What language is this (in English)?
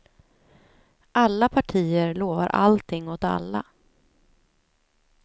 Swedish